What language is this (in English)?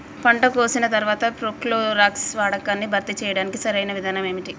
Telugu